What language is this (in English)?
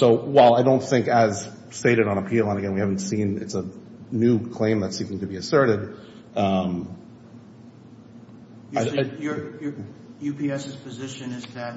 English